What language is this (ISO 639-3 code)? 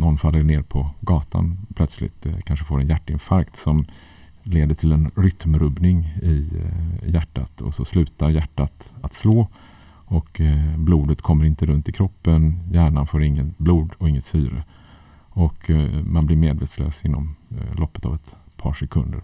swe